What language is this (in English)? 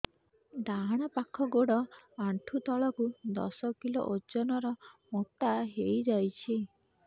Odia